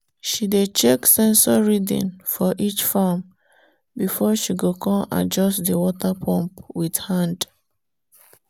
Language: Nigerian Pidgin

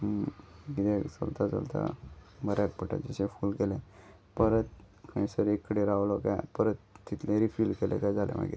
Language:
Konkani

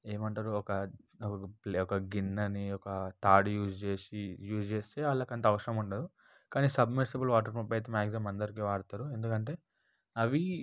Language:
Telugu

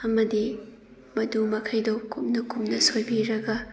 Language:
Manipuri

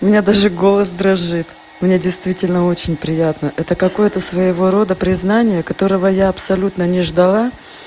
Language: Russian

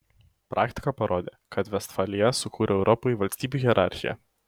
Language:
Lithuanian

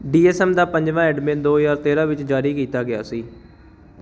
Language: Punjabi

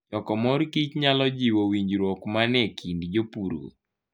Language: Luo (Kenya and Tanzania)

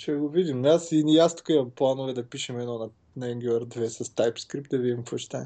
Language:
Bulgarian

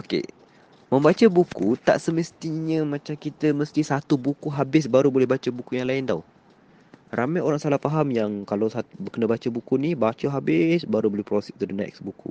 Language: Malay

